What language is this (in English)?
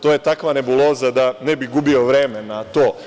Serbian